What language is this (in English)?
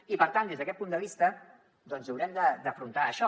Catalan